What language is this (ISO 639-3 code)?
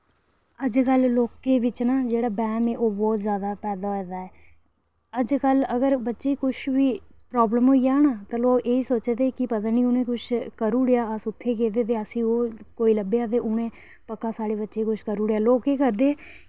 doi